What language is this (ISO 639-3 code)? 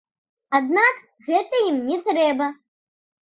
bel